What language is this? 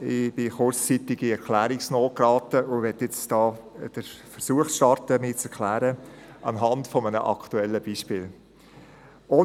Swiss German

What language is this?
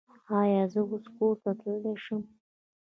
Pashto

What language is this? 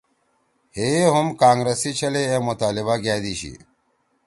Torwali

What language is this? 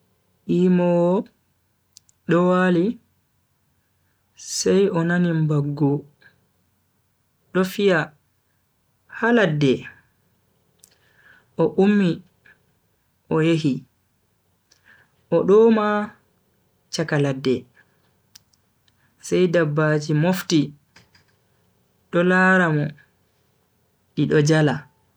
Bagirmi Fulfulde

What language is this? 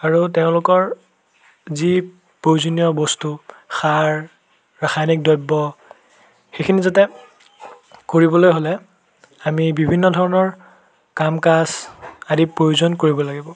Assamese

